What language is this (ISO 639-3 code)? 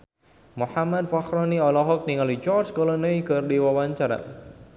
sun